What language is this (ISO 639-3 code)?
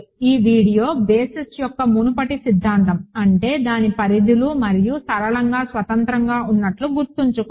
tel